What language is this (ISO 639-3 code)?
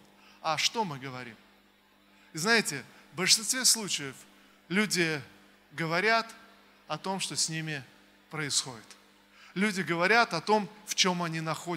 rus